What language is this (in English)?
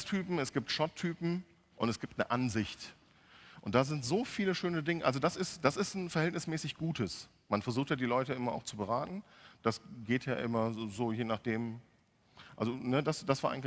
German